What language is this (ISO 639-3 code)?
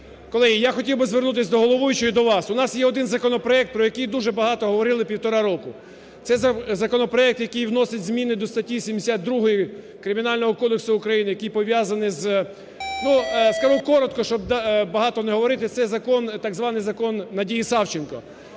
ukr